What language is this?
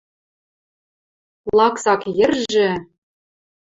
Western Mari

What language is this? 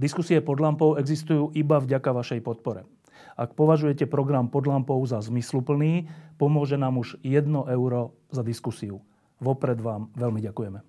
Slovak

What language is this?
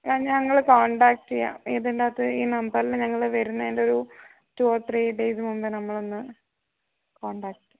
Malayalam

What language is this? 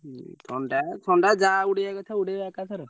Odia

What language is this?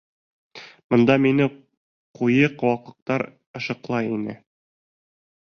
Bashkir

